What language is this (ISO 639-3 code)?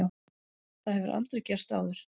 isl